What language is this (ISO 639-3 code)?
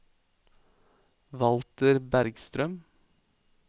nor